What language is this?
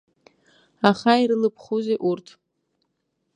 Abkhazian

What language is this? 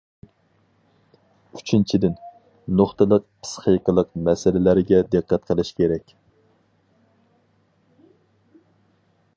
Uyghur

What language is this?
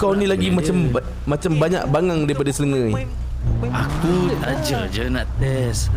Malay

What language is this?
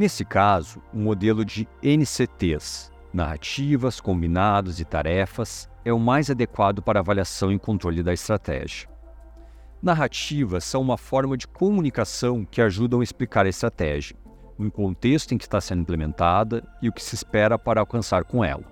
Portuguese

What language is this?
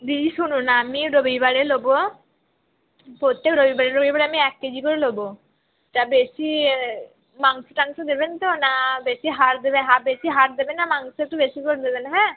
Bangla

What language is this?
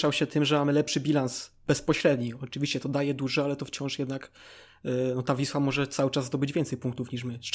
Polish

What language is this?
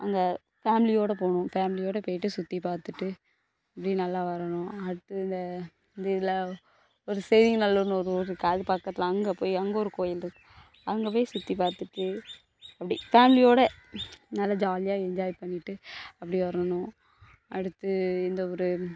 Tamil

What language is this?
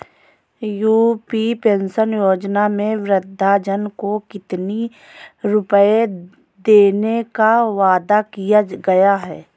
Hindi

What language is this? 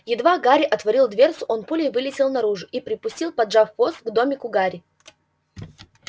Russian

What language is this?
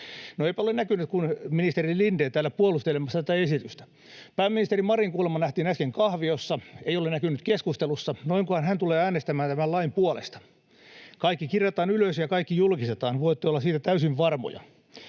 Finnish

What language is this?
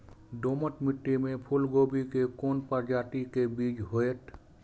Maithili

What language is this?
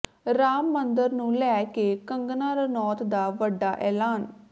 Punjabi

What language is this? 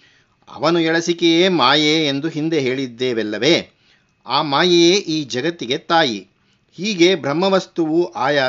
Kannada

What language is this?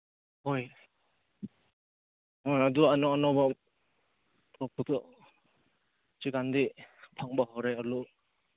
Manipuri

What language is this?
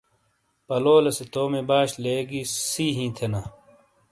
Shina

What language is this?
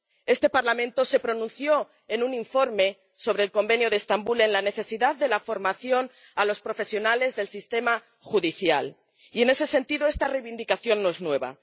Spanish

